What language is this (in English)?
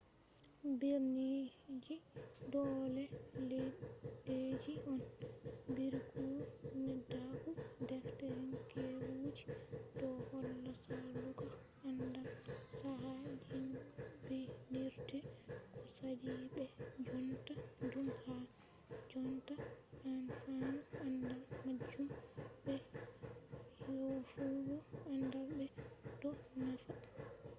Fula